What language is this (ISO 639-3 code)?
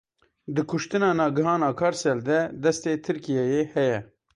kur